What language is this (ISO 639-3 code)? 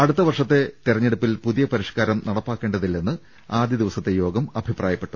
mal